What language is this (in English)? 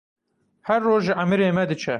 Kurdish